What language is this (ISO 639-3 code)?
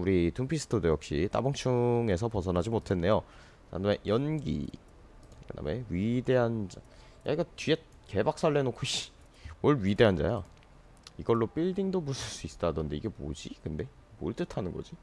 kor